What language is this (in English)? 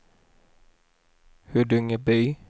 Swedish